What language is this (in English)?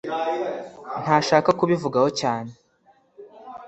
Kinyarwanda